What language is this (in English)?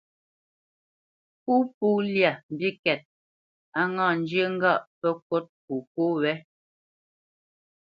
Bamenyam